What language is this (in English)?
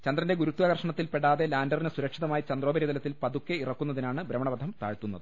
Malayalam